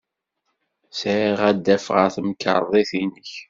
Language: Kabyle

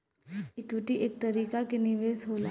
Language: Bhojpuri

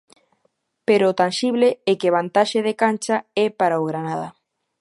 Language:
Galician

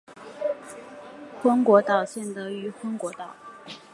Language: Chinese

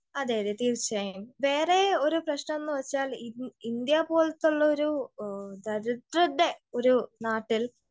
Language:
Malayalam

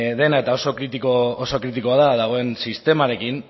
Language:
Basque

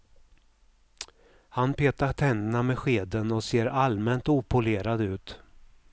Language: Swedish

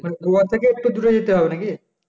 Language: Bangla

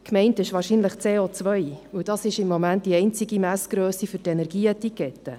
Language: Swiss German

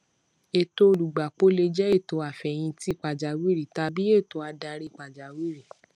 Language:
Yoruba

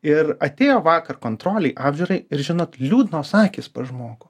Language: Lithuanian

